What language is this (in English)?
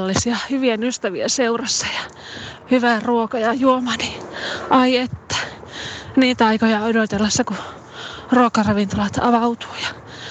Finnish